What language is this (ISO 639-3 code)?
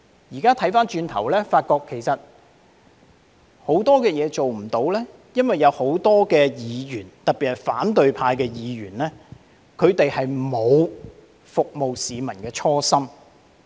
yue